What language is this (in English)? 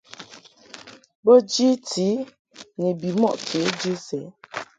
Mungaka